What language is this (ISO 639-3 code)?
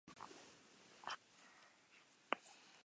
eus